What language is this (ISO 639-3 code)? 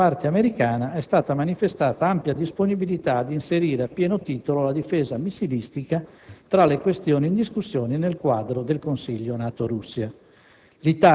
ita